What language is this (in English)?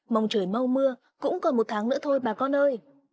Vietnamese